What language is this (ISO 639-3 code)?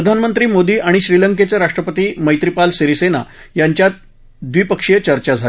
mar